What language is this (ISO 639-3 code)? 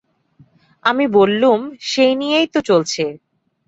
ben